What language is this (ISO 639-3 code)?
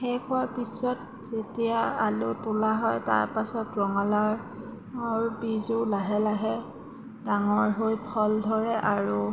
asm